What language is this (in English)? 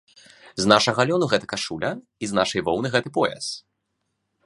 Belarusian